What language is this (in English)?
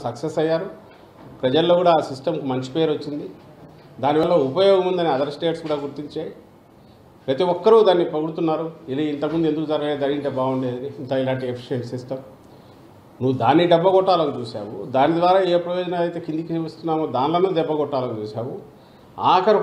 Telugu